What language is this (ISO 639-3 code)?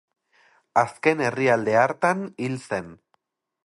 eus